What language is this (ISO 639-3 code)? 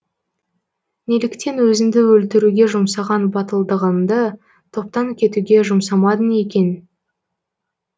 kaz